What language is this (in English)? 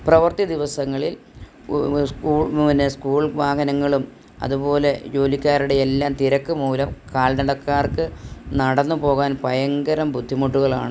Malayalam